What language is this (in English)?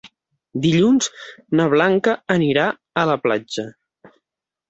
Catalan